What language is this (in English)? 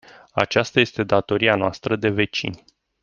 Romanian